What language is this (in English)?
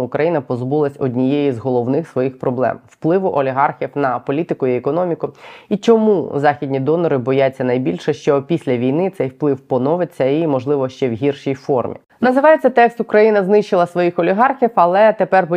Ukrainian